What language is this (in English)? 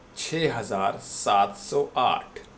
Urdu